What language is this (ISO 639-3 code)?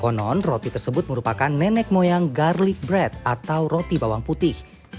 ind